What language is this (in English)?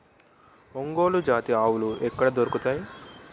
Telugu